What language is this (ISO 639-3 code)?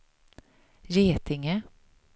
swe